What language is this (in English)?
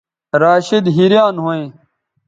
Bateri